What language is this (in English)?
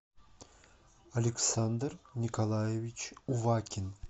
Russian